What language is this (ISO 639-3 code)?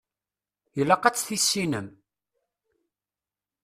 kab